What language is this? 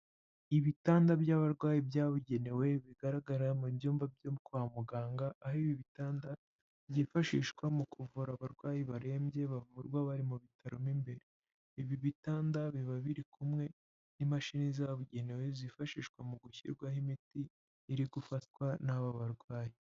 Kinyarwanda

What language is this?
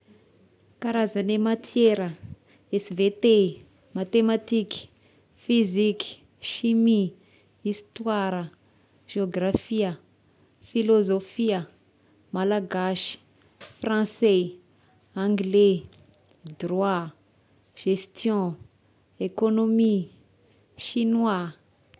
Tesaka Malagasy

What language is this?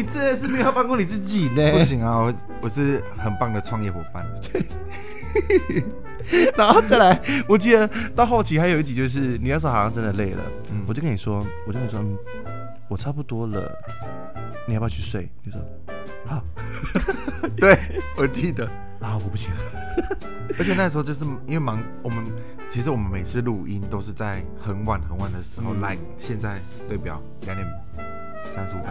Chinese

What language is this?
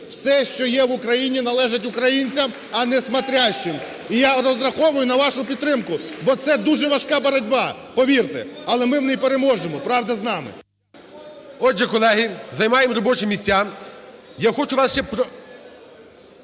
Ukrainian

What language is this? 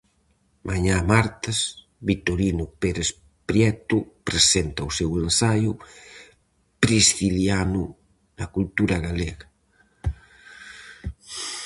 Galician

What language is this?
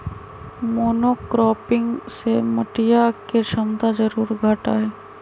Magahi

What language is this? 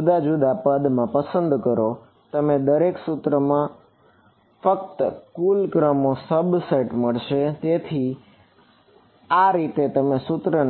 Gujarati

